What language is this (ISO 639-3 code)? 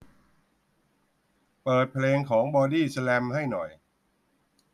tha